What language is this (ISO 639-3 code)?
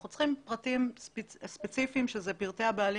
heb